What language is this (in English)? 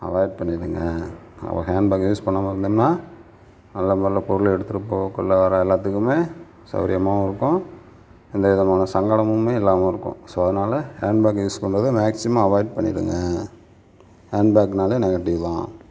Tamil